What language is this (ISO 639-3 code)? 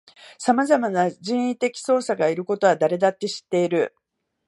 jpn